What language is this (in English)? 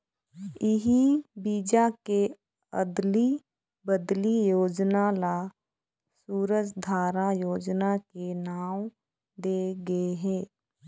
Chhattisgarhi